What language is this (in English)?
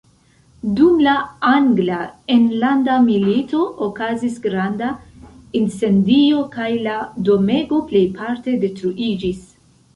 Esperanto